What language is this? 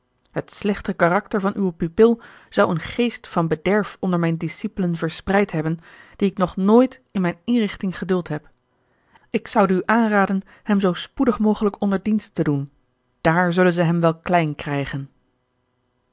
Dutch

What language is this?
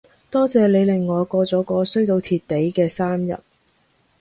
Cantonese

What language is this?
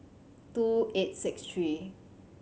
English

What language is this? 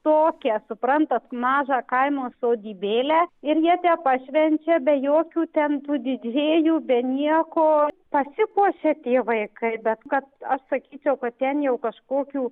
Lithuanian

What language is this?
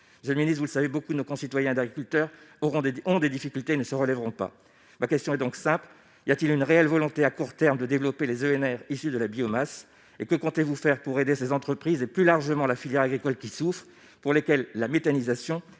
French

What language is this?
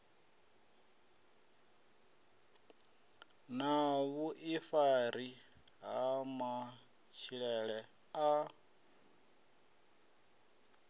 Venda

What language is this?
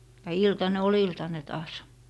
Finnish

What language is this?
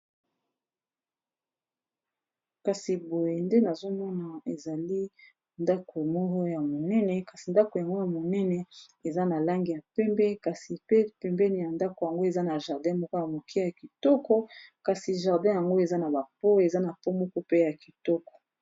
Lingala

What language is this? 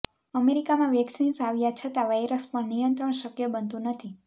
Gujarati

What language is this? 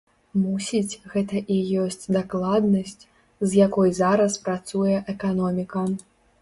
Belarusian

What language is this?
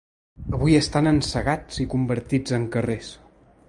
Catalan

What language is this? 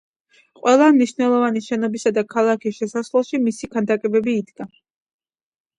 Georgian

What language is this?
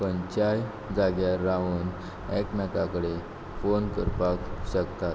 Konkani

